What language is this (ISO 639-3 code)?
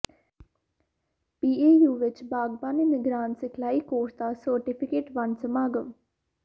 pan